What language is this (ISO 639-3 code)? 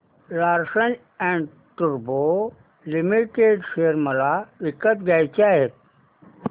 mar